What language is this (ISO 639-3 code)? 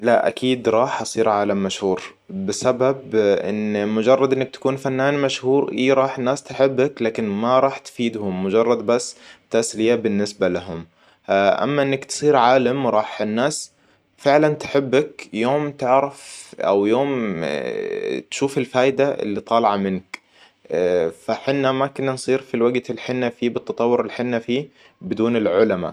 acw